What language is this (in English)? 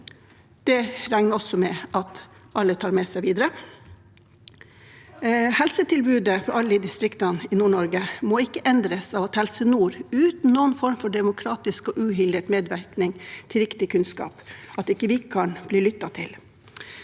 Norwegian